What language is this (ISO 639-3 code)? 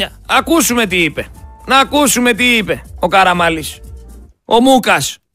ell